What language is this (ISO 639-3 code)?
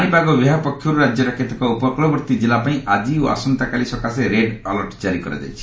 ori